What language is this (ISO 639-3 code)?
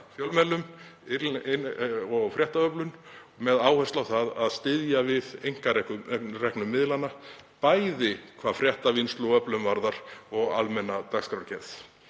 isl